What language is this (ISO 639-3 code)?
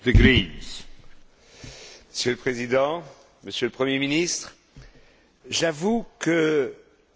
fra